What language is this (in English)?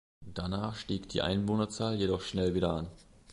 German